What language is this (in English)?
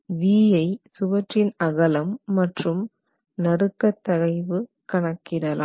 Tamil